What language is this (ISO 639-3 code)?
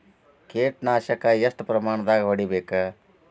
kan